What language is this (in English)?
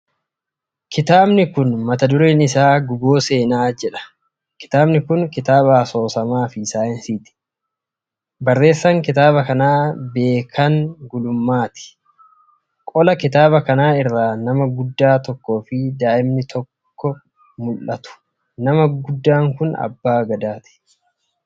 Oromo